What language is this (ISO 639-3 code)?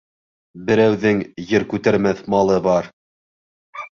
bak